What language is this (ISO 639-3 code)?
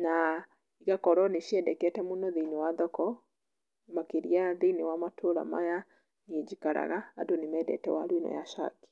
kik